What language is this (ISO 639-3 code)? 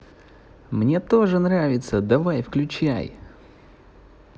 rus